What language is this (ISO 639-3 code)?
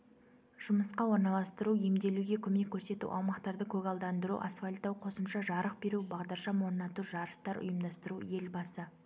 kaz